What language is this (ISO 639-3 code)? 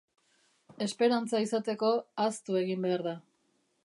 eus